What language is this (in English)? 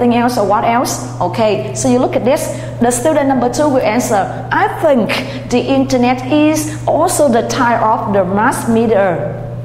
Vietnamese